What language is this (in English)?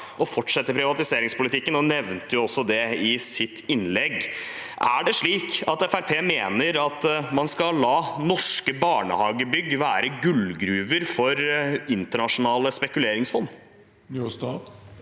Norwegian